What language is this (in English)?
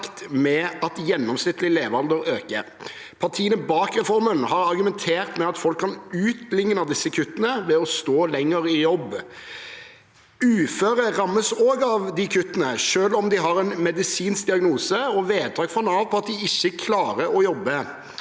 Norwegian